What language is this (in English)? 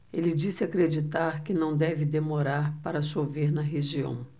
Portuguese